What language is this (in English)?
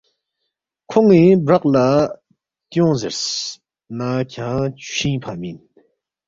Balti